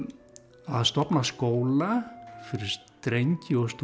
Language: Icelandic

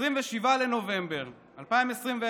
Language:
Hebrew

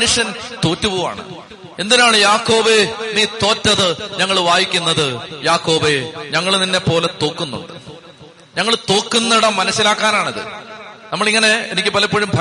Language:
Malayalam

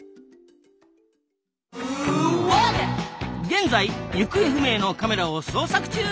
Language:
Japanese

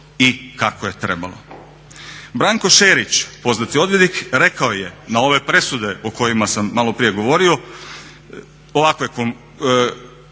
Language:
Croatian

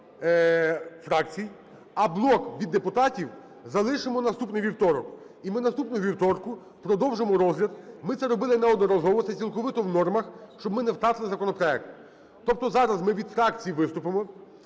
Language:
Ukrainian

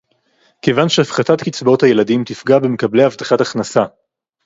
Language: Hebrew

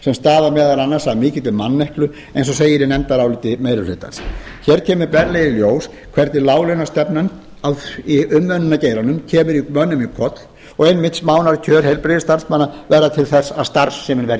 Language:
Icelandic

